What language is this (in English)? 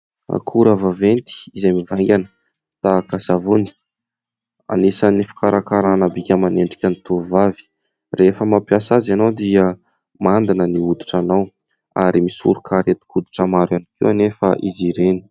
Malagasy